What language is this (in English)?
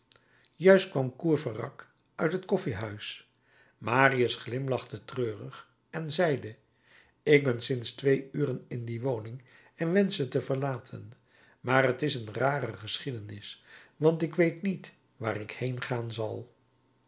Dutch